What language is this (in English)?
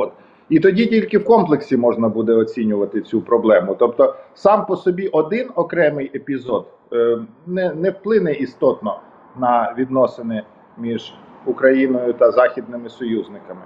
Ukrainian